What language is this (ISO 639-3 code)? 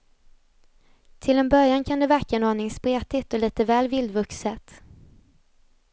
swe